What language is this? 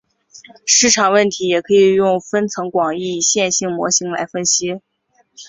Chinese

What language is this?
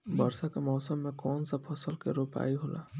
Bhojpuri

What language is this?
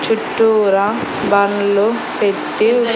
Telugu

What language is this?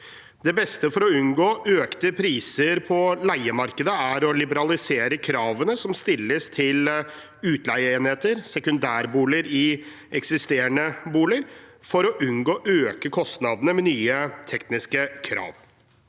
Norwegian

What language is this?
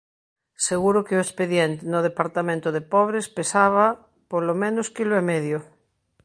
Galician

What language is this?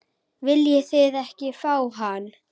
Icelandic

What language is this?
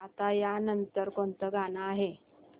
Marathi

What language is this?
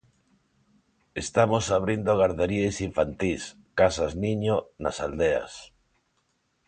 Galician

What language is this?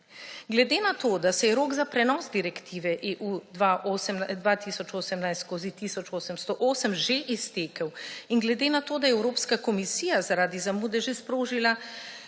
Slovenian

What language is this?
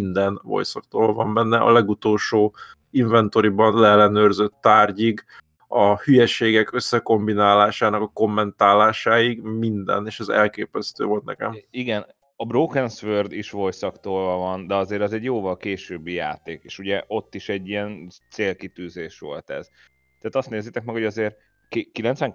Hungarian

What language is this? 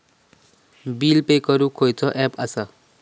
Marathi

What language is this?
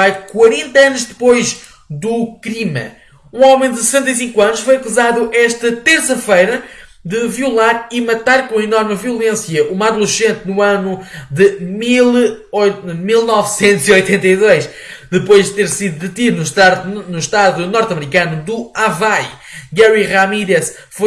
Portuguese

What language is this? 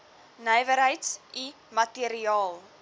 Afrikaans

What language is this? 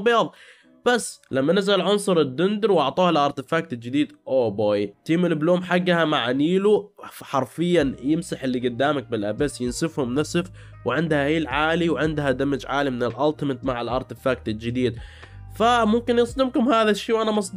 Arabic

